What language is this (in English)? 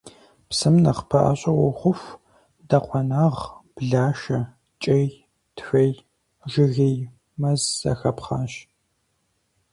Kabardian